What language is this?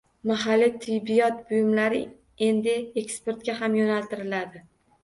Uzbek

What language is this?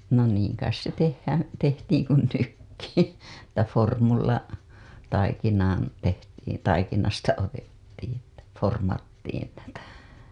Finnish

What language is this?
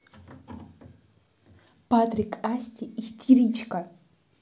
Russian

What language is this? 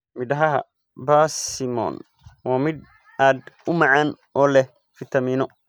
Somali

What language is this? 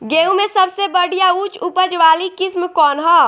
Bhojpuri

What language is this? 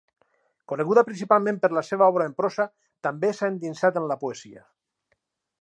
Catalan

